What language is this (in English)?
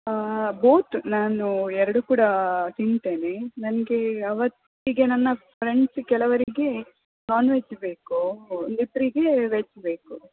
Kannada